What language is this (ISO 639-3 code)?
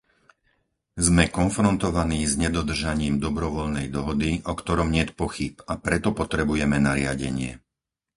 slk